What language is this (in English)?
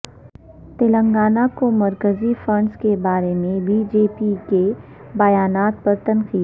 Urdu